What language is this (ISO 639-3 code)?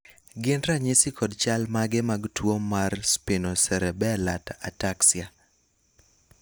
luo